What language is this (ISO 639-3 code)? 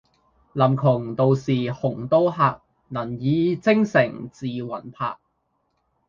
yue